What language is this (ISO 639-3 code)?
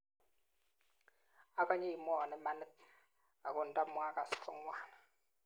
kln